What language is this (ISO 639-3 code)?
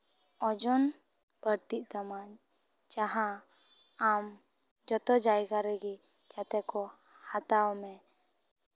sat